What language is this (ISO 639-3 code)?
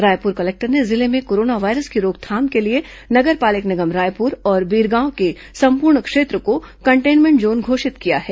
hin